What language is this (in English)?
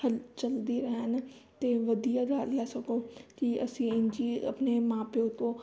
Punjabi